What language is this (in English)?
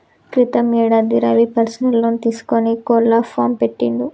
Telugu